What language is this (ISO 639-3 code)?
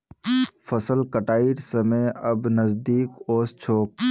mag